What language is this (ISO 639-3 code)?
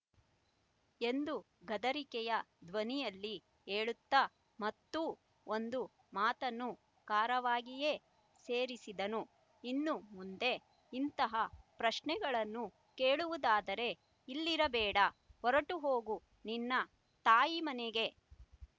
kan